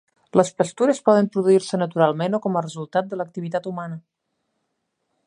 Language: Catalan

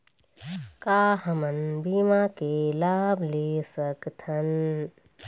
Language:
Chhattisgarhi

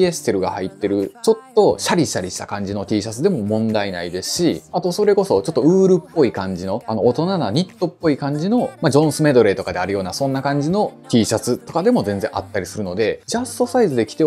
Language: Japanese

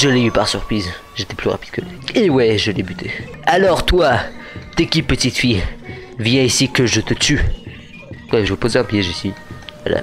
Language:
French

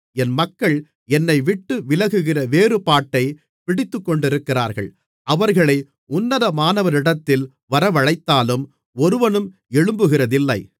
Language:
Tamil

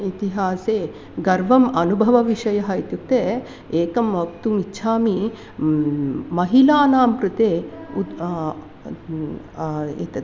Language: Sanskrit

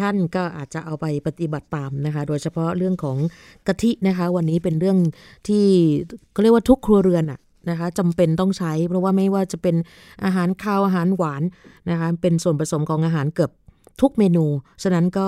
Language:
Thai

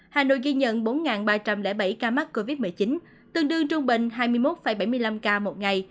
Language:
Vietnamese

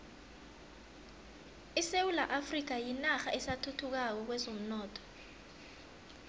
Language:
South Ndebele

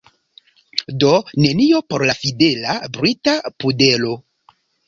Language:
Esperanto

